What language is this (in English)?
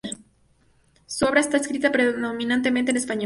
Spanish